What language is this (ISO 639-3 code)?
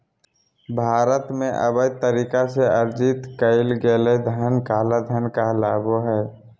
mag